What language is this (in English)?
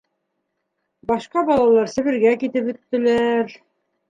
Bashkir